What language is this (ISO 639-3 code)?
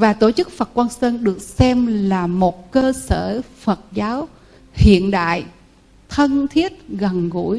vie